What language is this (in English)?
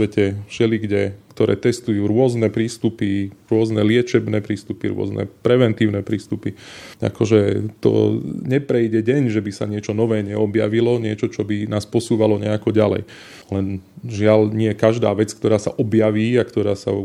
Slovak